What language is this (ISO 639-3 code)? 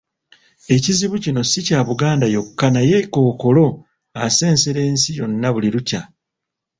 lug